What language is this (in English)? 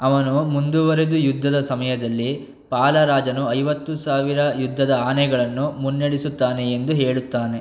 Kannada